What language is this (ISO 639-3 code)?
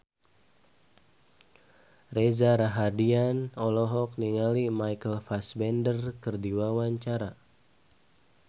sun